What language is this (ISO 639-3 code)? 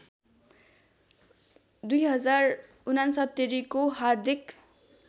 nep